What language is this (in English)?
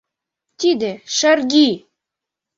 Mari